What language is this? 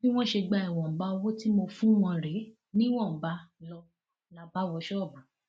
Yoruba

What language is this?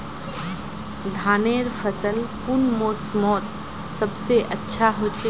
Magahi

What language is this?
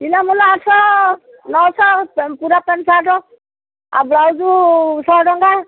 Odia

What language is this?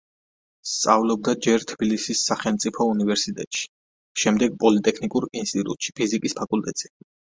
Georgian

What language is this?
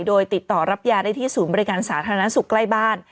Thai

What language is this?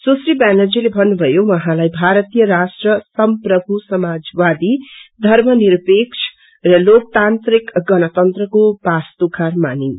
Nepali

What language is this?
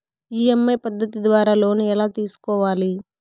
Telugu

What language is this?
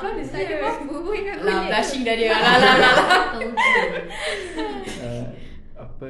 Malay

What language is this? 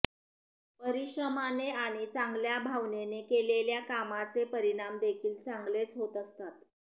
Marathi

